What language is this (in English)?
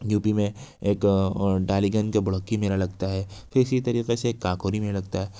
Urdu